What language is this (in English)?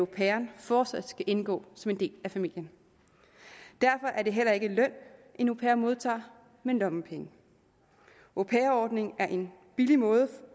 Danish